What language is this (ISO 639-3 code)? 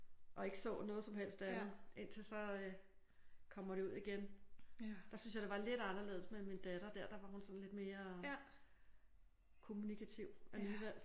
dan